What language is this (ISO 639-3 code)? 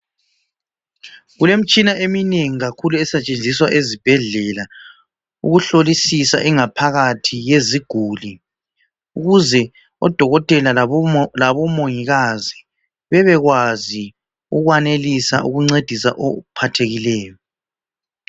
nde